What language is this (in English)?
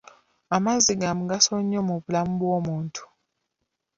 Ganda